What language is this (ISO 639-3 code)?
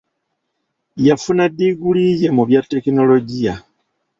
lug